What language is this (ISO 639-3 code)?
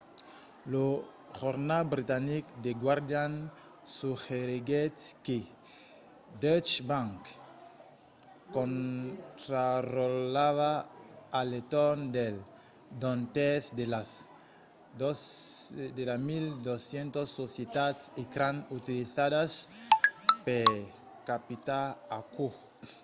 oci